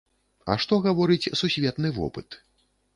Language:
Belarusian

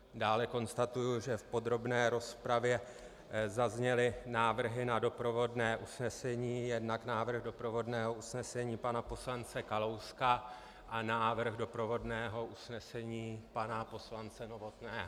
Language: Czech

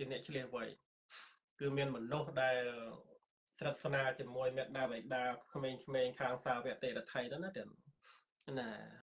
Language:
Thai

